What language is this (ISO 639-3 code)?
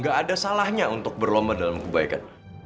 ind